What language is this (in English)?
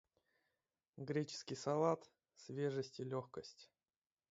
Russian